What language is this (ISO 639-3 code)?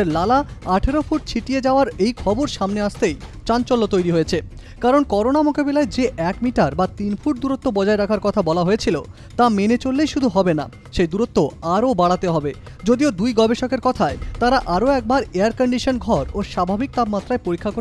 hin